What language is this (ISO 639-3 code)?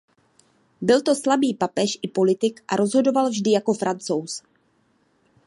ces